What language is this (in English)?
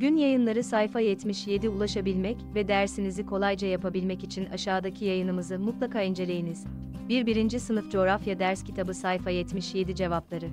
Turkish